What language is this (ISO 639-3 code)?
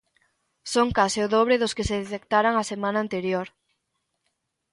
glg